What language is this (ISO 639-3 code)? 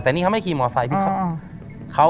tha